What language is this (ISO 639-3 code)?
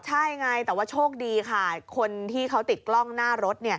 tha